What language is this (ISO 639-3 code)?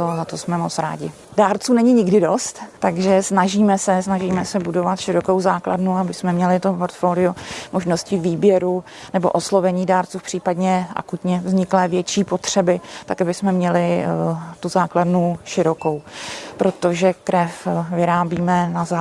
ces